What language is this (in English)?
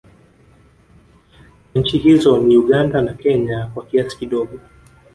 Swahili